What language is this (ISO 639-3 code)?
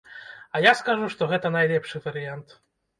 bel